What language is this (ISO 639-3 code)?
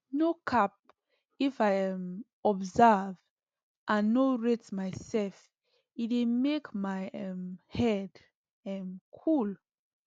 pcm